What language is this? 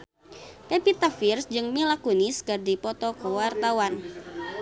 Sundanese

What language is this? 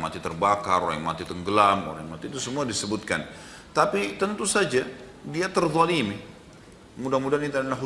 Indonesian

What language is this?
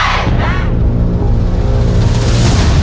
Thai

